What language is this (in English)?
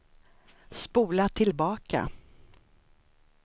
Swedish